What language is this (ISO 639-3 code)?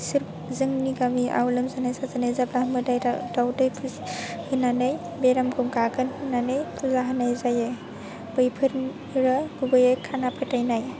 brx